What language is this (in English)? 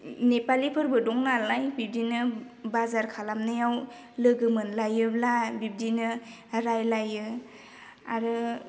Bodo